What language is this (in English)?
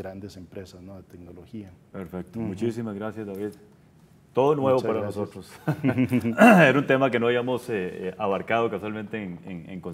Spanish